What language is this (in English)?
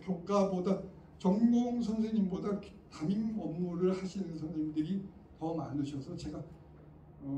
Korean